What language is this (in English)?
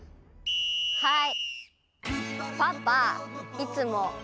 Japanese